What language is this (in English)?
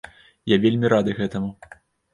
Belarusian